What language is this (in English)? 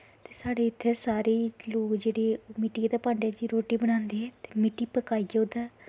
Dogri